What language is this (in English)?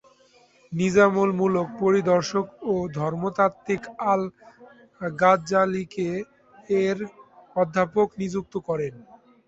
Bangla